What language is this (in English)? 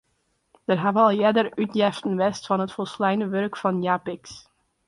Western Frisian